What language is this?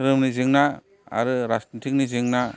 Bodo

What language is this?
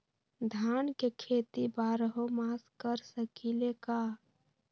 Magahi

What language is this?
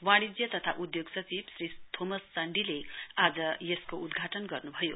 Nepali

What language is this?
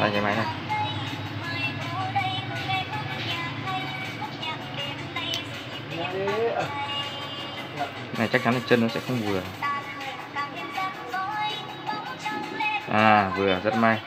Vietnamese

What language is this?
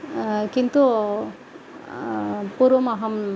Sanskrit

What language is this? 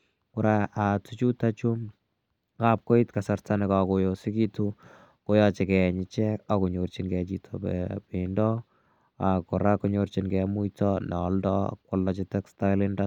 Kalenjin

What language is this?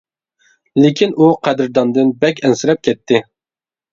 Uyghur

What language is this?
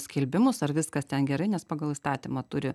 Lithuanian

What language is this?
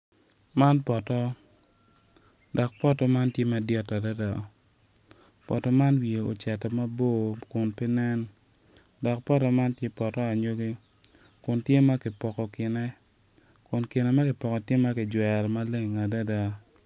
Acoli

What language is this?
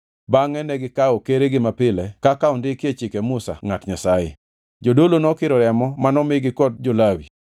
Luo (Kenya and Tanzania)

